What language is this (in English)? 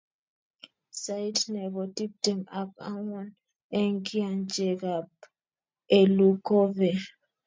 Kalenjin